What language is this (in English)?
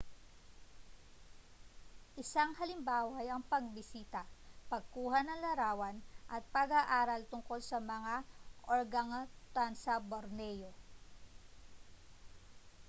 Filipino